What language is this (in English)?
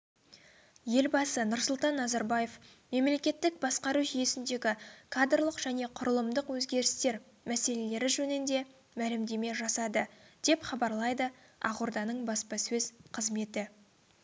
Kazakh